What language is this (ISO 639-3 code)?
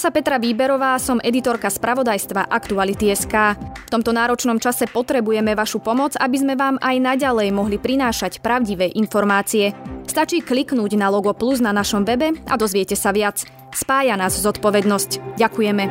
slk